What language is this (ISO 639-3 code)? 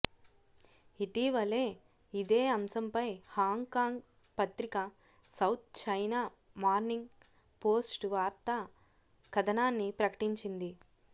tel